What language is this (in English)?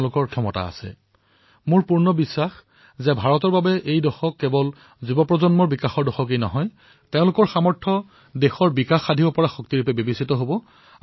Assamese